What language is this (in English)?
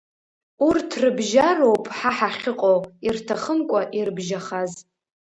Abkhazian